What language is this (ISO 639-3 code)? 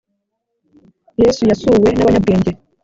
kin